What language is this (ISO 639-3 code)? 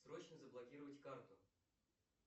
rus